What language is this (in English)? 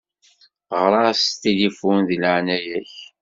Kabyle